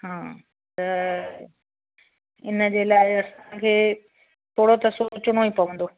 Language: Sindhi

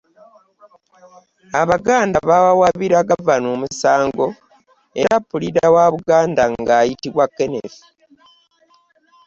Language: Ganda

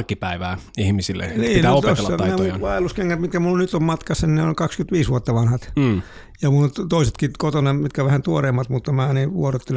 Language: Finnish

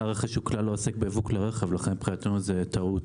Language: Hebrew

